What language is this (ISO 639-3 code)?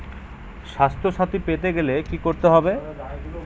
ben